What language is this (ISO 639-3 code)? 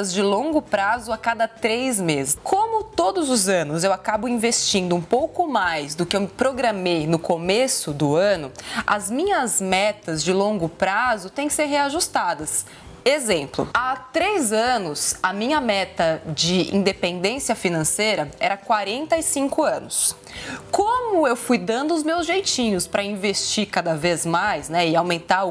por